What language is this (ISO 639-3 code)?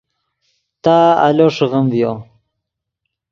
ydg